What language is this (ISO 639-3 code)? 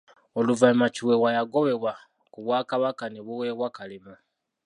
lug